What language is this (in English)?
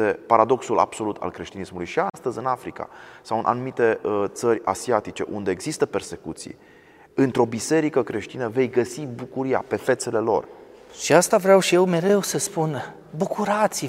Romanian